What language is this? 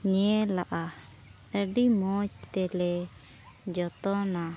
Santali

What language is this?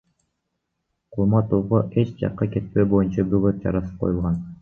Kyrgyz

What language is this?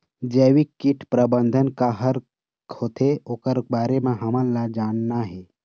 Chhattisgarhi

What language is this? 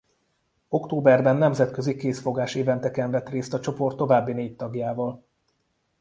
Hungarian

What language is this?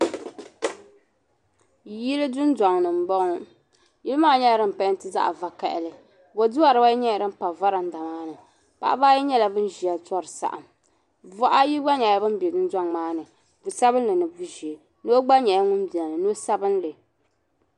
Dagbani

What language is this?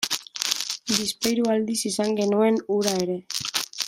Basque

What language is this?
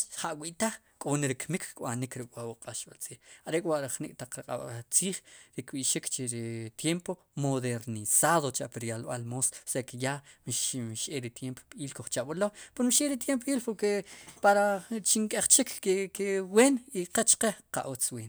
Sipacapense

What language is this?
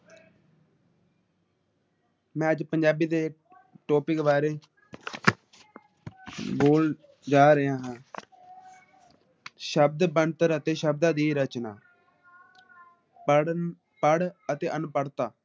Punjabi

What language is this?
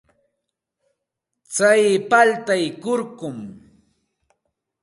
Santa Ana de Tusi Pasco Quechua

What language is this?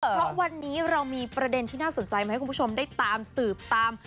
Thai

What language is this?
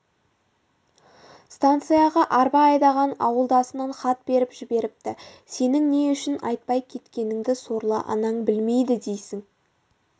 Kazakh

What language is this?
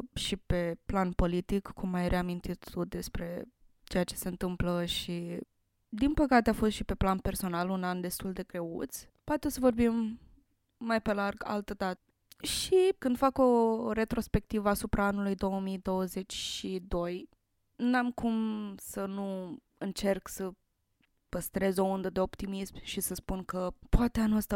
Romanian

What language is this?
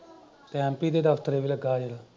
Punjabi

